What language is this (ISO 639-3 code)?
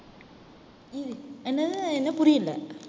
tam